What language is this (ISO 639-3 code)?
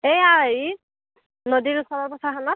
asm